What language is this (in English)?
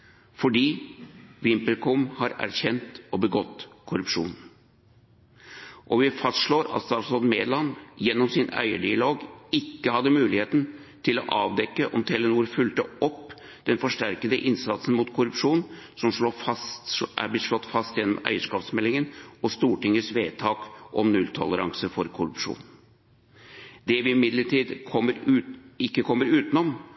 Norwegian Bokmål